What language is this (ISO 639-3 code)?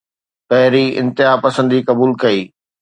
snd